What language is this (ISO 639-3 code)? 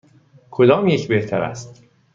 fas